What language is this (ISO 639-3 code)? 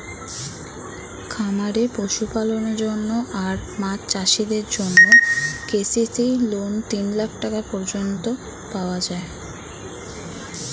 ben